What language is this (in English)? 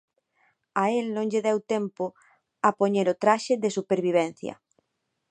Galician